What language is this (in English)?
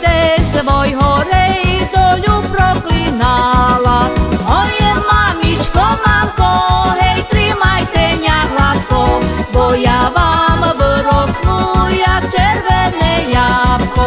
Slovak